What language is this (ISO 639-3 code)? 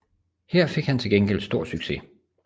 dan